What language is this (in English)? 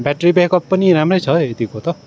Nepali